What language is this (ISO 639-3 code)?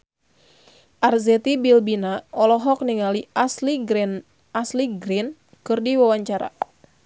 sun